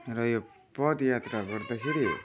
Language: Nepali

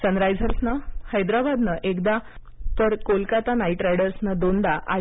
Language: Marathi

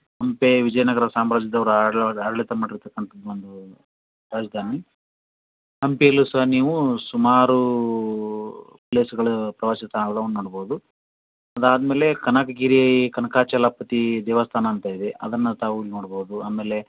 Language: Kannada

